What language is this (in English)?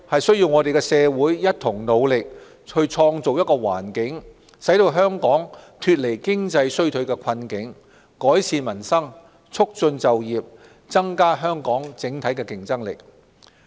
Cantonese